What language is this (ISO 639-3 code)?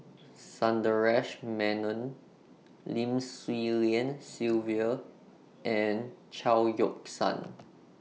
eng